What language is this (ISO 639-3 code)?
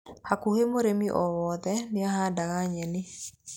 kik